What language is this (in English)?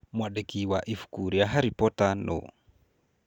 Kikuyu